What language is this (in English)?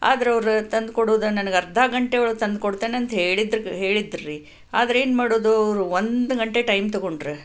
Kannada